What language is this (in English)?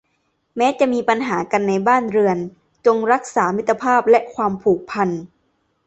Thai